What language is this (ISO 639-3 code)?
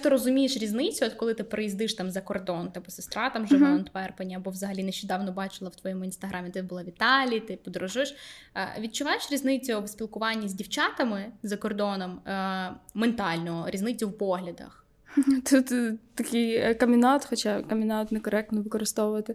ukr